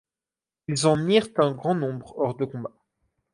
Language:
French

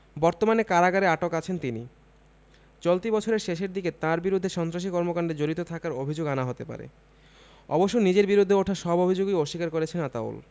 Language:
Bangla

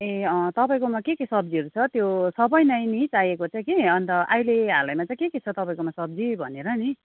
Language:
Nepali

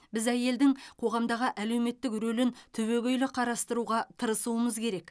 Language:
Kazakh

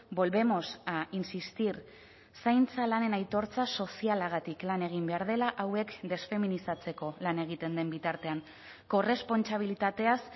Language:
Basque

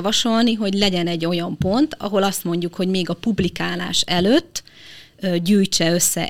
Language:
Hungarian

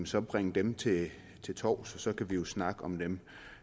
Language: Danish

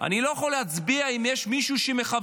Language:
Hebrew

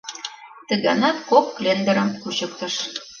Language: Mari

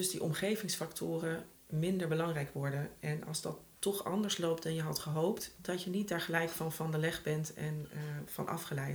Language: Dutch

